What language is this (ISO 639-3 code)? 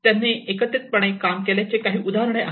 mar